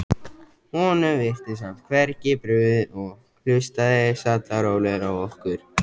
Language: Icelandic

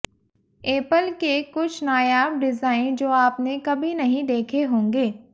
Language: Hindi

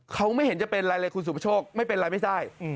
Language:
Thai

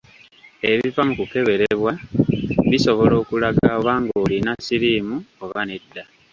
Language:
Ganda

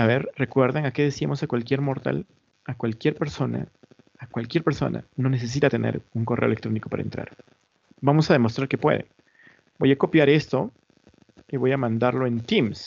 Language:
Spanish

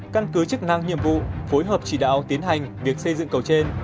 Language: Vietnamese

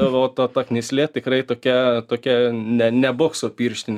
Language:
Lithuanian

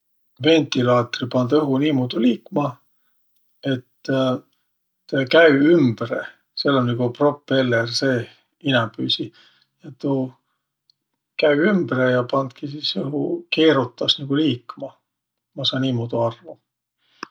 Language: Võro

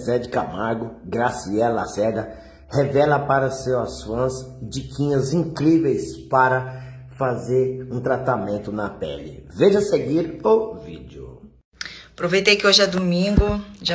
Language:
Portuguese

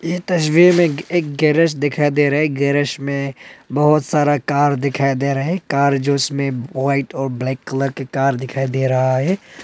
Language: Hindi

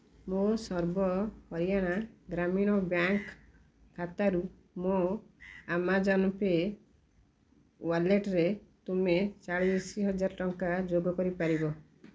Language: Odia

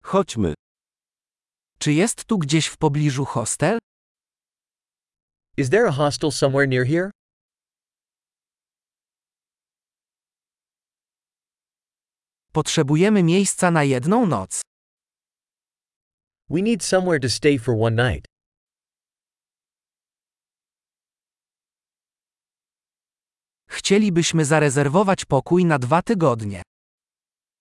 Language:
Polish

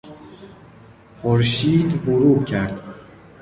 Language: Persian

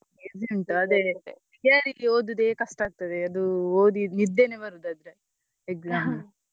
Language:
Kannada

